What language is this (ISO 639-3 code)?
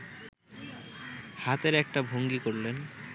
ben